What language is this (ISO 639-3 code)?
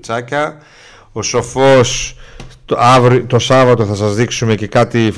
ell